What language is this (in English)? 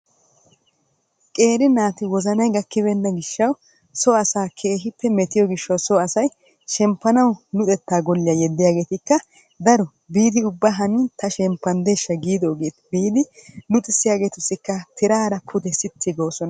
Wolaytta